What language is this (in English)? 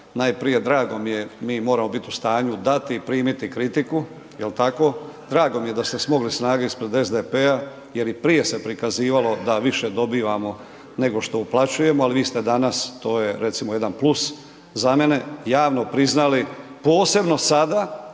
Croatian